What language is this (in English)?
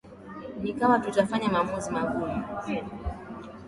Swahili